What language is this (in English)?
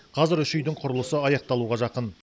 Kazakh